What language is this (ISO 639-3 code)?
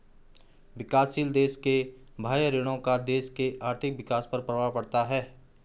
hin